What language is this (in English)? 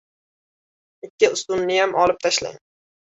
Uzbek